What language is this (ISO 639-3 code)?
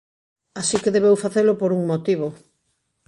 glg